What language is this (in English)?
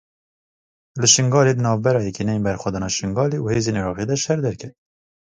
Kurdish